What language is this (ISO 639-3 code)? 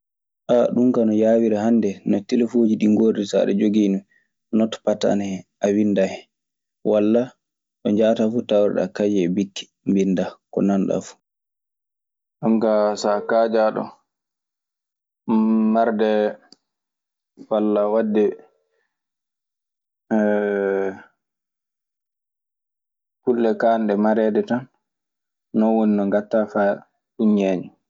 ffm